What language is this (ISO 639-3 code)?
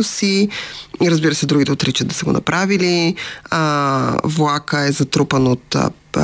bul